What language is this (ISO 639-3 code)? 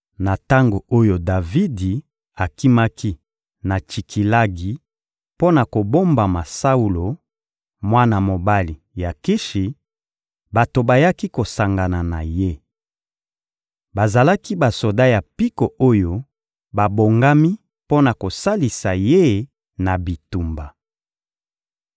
lin